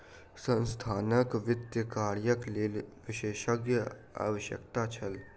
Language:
Maithili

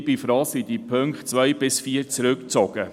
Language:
Swiss German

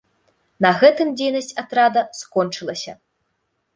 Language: Belarusian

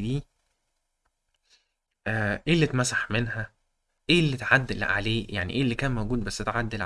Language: Arabic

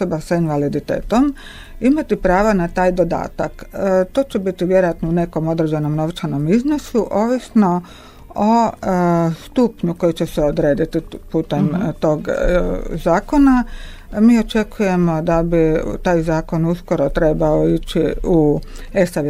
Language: Croatian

